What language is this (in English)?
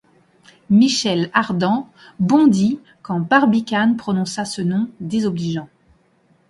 French